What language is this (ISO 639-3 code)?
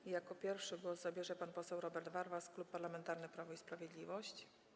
pol